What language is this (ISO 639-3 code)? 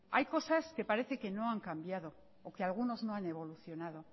spa